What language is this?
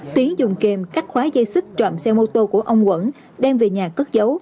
Vietnamese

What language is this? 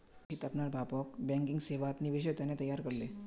Magahi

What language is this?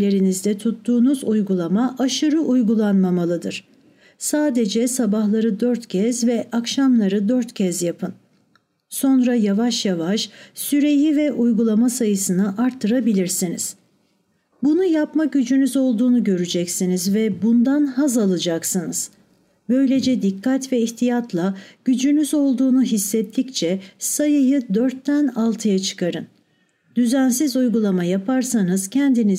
Turkish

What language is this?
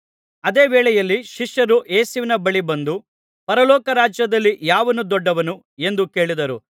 Kannada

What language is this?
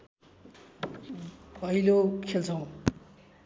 Nepali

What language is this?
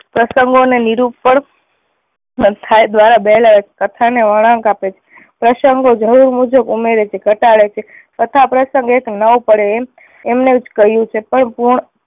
Gujarati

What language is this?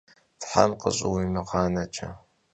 Kabardian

